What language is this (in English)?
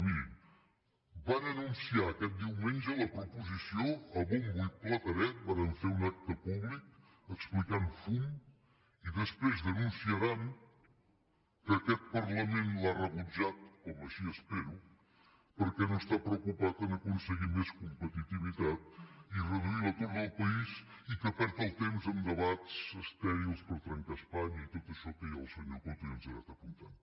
Catalan